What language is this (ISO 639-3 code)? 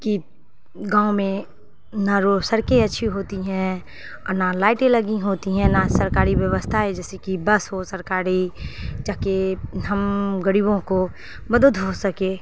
urd